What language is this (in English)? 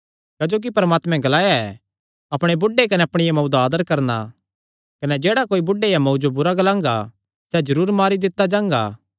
Kangri